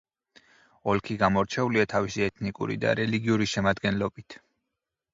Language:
Georgian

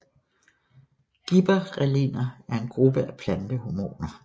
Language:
Danish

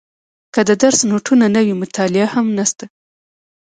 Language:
Pashto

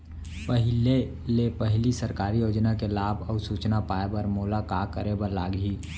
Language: Chhattisgarhi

